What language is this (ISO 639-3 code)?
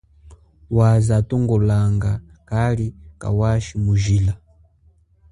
cjk